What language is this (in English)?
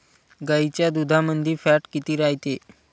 Marathi